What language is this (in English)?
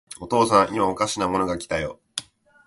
Japanese